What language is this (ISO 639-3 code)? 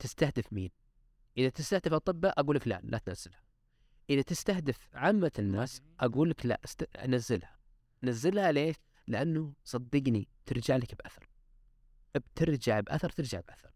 ara